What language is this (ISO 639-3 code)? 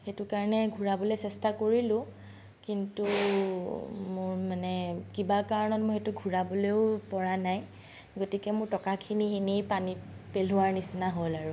asm